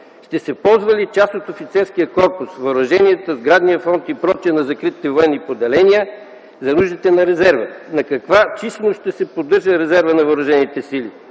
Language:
Bulgarian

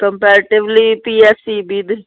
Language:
Punjabi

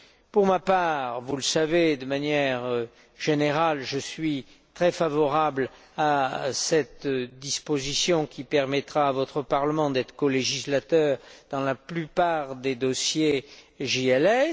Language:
French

